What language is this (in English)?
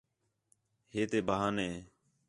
Khetrani